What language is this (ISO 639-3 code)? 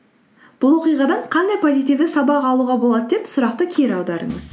kaz